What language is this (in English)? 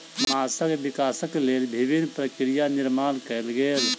Maithili